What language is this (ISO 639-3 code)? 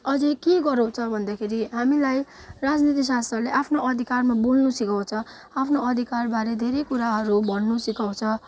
nep